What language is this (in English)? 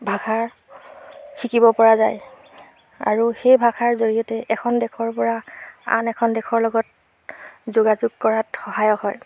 Assamese